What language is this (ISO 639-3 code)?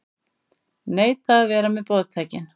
isl